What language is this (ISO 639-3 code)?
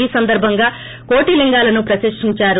tel